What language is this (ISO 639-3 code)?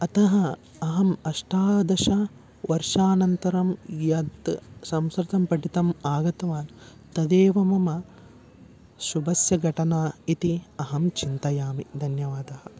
san